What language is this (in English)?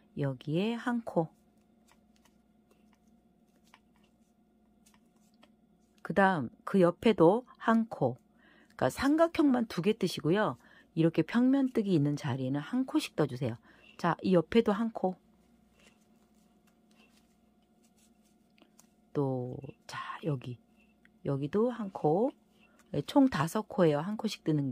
Korean